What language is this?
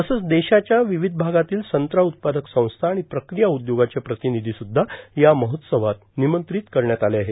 Marathi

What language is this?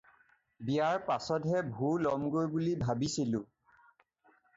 Assamese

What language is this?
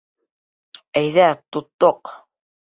Bashkir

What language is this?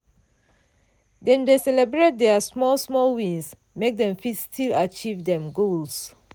Nigerian Pidgin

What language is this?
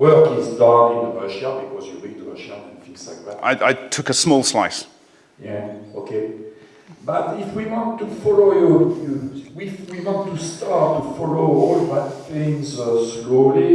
English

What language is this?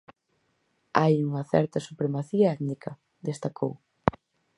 Galician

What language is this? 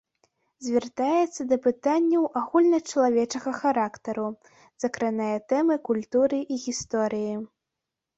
Belarusian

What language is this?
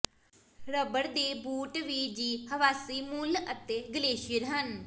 Punjabi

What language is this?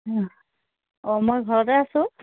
Assamese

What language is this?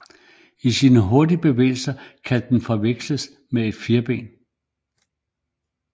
Danish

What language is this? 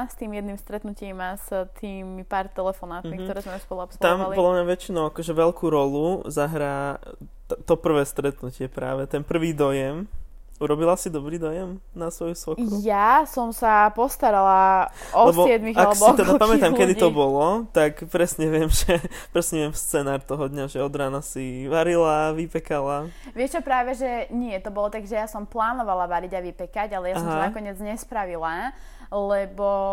Slovak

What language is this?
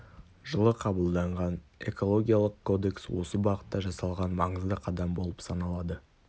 Kazakh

